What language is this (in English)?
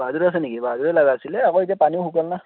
Assamese